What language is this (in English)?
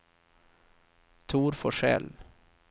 Swedish